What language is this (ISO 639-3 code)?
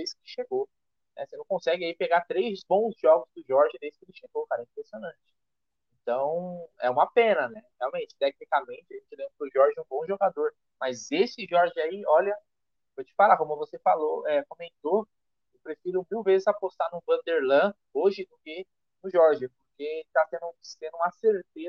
por